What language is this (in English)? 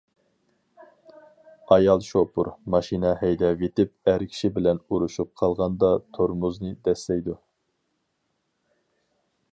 Uyghur